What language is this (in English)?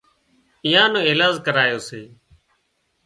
Wadiyara Koli